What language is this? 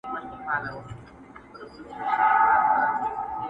Pashto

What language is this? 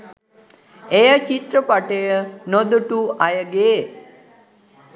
Sinhala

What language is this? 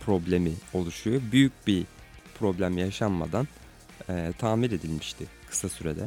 Turkish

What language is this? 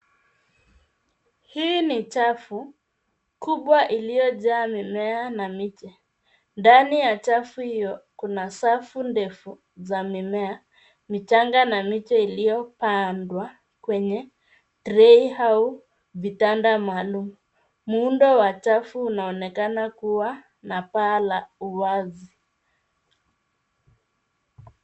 Swahili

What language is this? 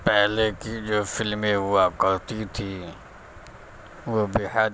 Urdu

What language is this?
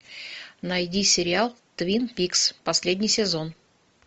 Russian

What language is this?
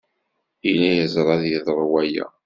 Kabyle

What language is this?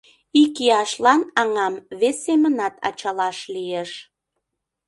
Mari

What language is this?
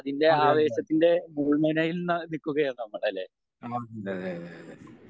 Malayalam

